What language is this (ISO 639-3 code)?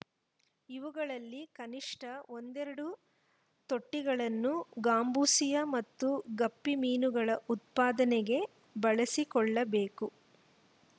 kan